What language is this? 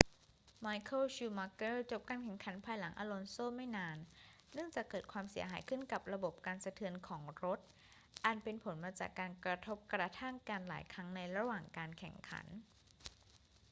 Thai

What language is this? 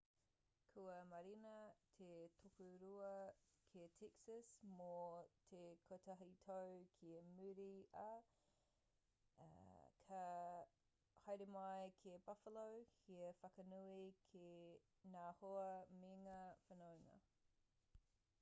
Māori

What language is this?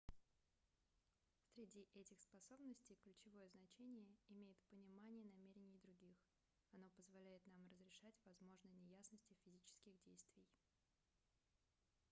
Russian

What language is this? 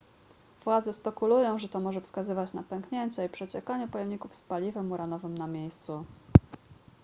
Polish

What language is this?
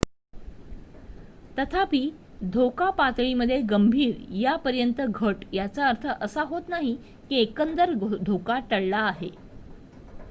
Marathi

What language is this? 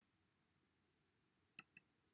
Welsh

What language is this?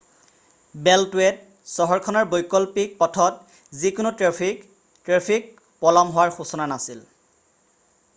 Assamese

